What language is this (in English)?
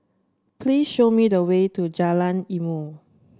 English